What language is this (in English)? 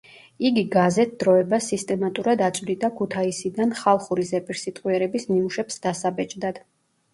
Georgian